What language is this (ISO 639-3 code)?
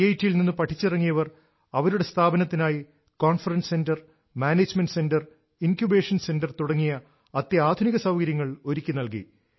mal